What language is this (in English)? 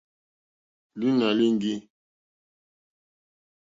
Mokpwe